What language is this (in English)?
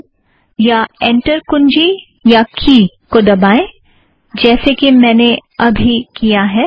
Hindi